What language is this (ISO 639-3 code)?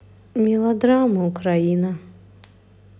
rus